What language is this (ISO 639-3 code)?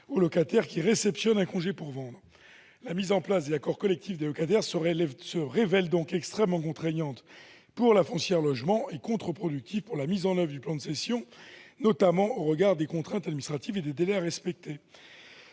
fra